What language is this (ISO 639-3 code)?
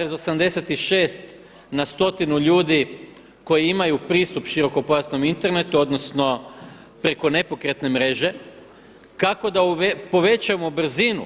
hrv